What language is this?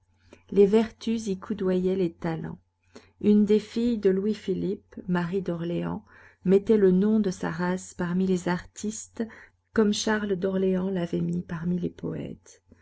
French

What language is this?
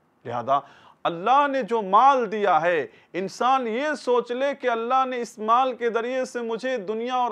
Dutch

